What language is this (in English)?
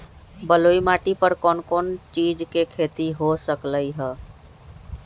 Magahi